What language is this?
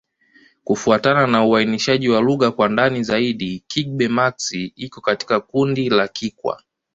Swahili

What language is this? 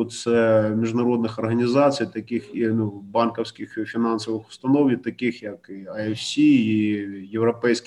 Ukrainian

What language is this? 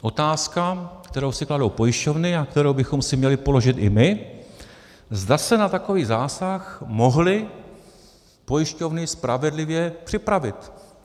Czech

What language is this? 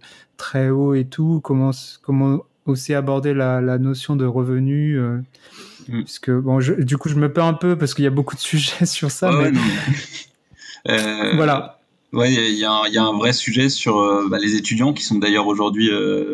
French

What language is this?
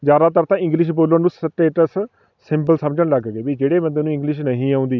Punjabi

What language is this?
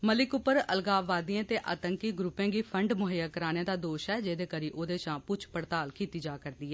Dogri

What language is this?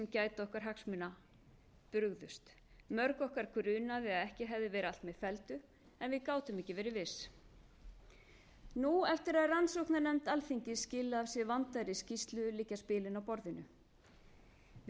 Icelandic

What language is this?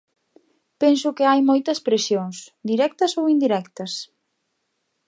Galician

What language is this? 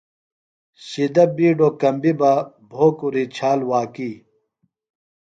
Phalura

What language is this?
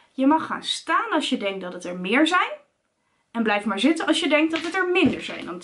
Dutch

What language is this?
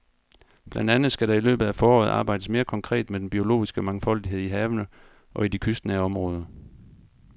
Danish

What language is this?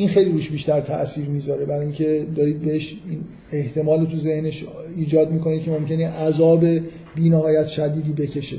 Persian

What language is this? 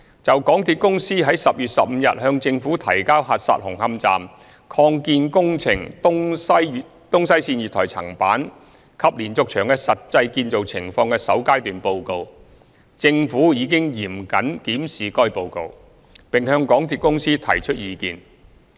Cantonese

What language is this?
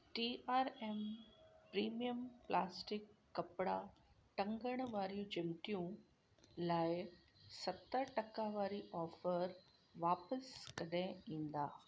Sindhi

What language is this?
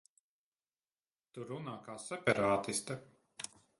Latvian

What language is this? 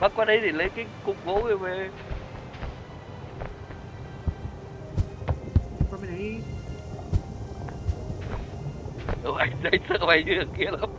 Vietnamese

